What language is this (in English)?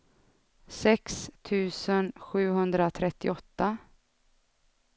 Swedish